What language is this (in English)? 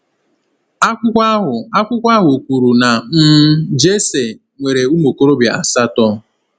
Igbo